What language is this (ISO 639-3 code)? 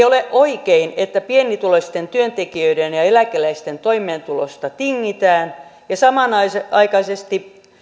fin